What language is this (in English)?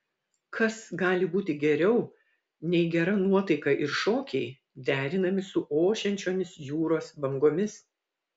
Lithuanian